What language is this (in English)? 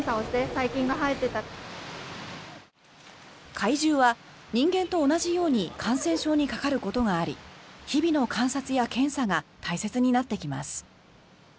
Japanese